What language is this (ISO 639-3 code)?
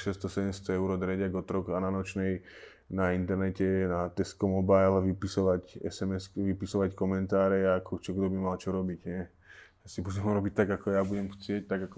slk